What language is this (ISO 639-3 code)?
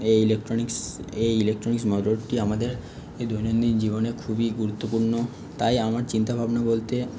ben